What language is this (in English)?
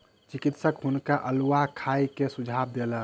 Maithili